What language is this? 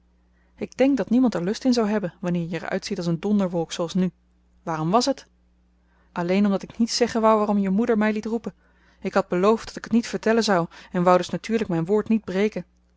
Dutch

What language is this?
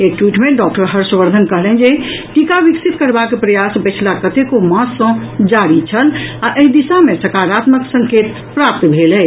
Maithili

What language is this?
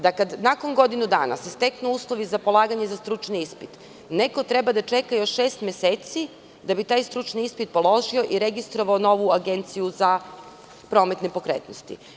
Serbian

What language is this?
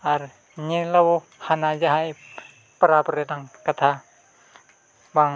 Santali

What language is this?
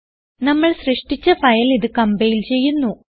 Malayalam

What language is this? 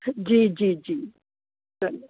Sindhi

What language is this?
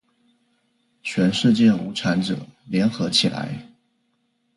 Chinese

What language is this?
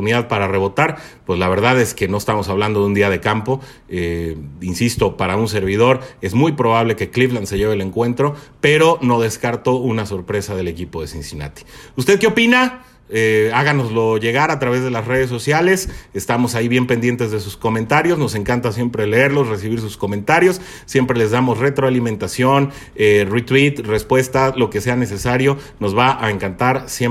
Spanish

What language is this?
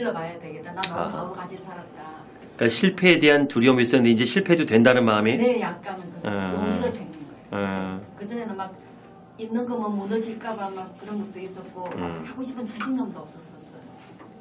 Korean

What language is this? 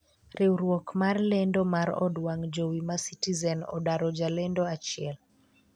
Luo (Kenya and Tanzania)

